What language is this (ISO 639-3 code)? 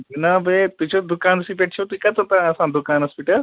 kas